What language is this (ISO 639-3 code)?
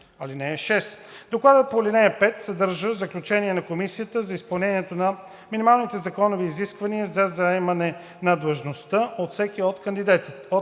bul